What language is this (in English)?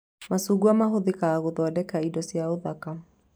Kikuyu